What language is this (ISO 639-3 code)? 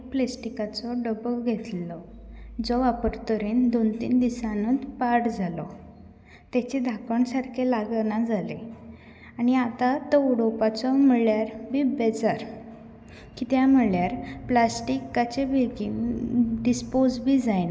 kok